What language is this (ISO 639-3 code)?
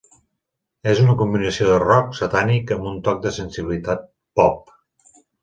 cat